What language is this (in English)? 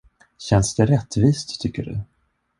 Swedish